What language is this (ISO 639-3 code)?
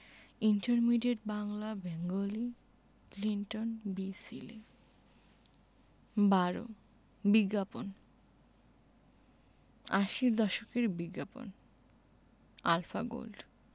ben